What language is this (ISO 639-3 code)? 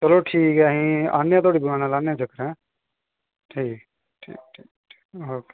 doi